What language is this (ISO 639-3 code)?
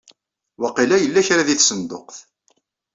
kab